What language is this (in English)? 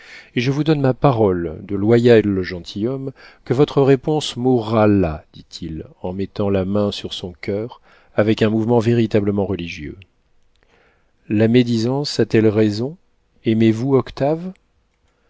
French